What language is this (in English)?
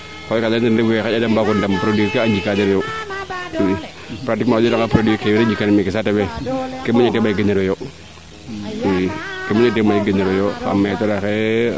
Serer